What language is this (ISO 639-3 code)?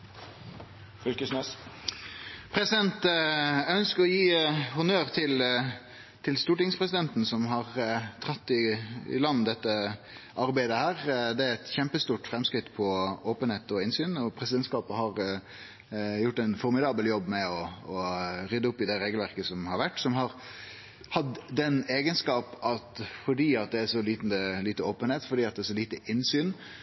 nno